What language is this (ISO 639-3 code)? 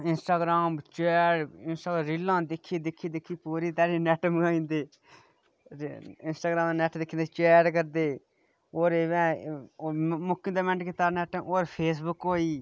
doi